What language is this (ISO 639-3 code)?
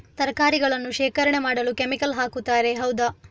kan